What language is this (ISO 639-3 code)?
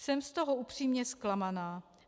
ces